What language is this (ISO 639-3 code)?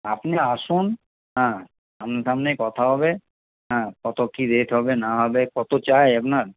ben